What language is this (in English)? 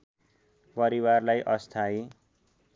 Nepali